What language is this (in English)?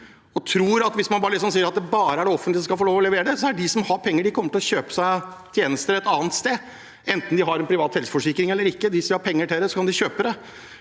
Norwegian